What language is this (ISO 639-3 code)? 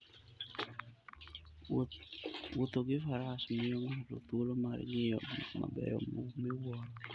luo